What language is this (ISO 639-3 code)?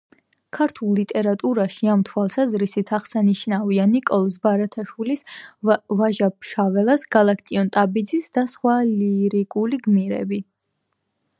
kat